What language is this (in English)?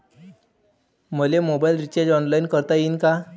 Marathi